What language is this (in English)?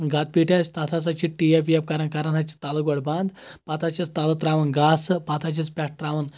Kashmiri